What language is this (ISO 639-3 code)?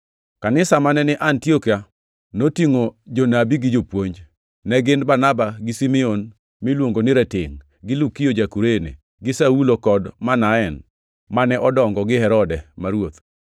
luo